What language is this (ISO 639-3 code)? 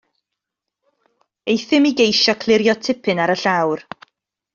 cym